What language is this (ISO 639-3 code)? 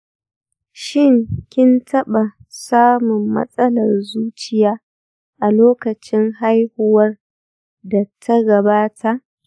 hau